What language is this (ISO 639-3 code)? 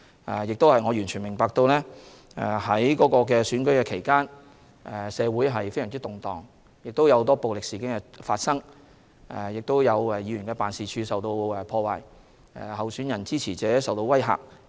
yue